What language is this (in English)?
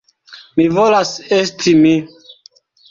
Esperanto